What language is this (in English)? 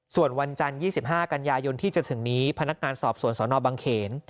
Thai